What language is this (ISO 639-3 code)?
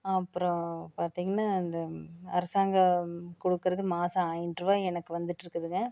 tam